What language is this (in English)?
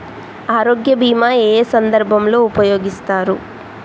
Telugu